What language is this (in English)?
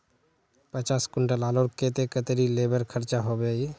Magahi